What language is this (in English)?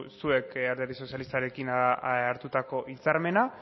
Basque